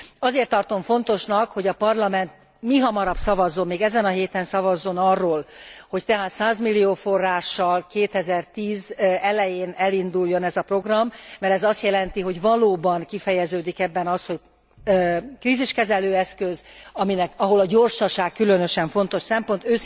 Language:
Hungarian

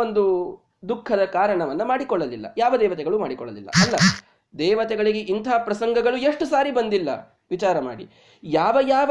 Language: Kannada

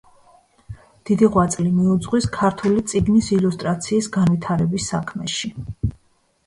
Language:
Georgian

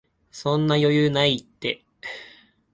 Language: Japanese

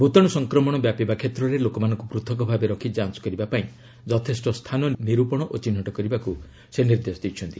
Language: Odia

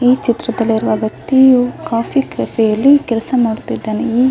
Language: Kannada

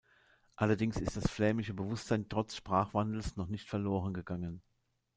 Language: German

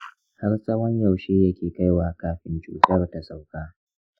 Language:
Hausa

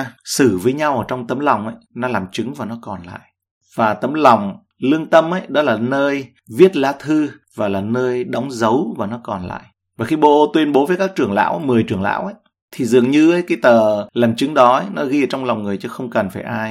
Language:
Vietnamese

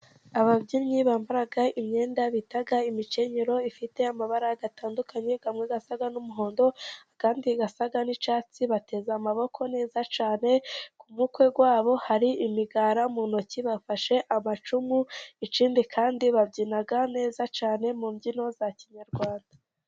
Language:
Kinyarwanda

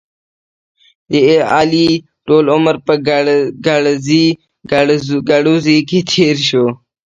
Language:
Pashto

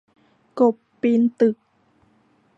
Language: Thai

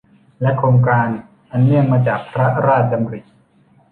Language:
Thai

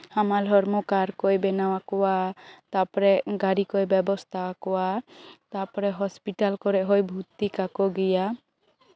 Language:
Santali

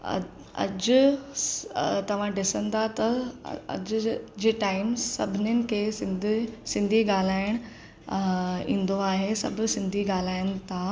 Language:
Sindhi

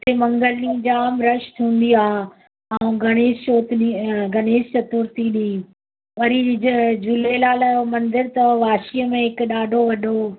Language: Sindhi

